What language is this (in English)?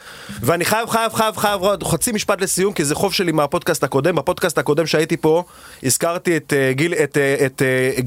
Hebrew